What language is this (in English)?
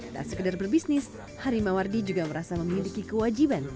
Indonesian